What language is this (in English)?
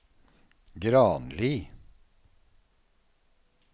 Norwegian